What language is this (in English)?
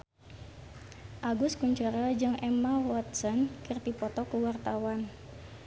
Sundanese